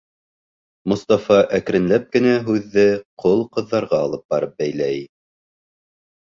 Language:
Bashkir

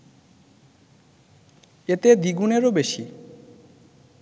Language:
Bangla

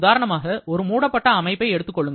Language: Tamil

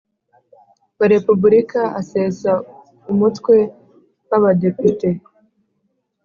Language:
Kinyarwanda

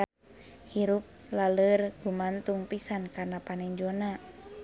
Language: Sundanese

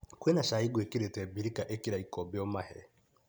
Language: Kikuyu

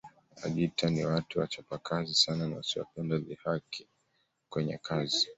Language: Swahili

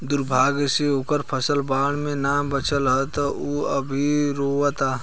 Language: Bhojpuri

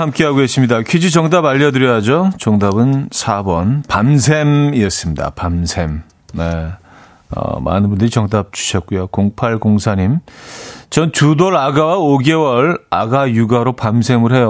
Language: Korean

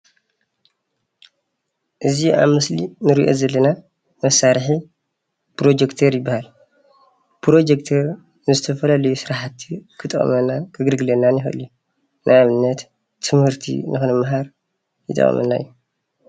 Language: Tigrinya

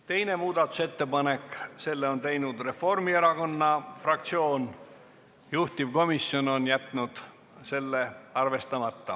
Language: Estonian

